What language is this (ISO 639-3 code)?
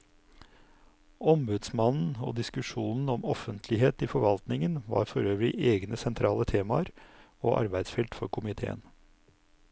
nor